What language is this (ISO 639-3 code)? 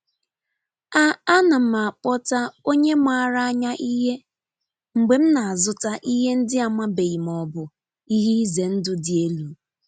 ibo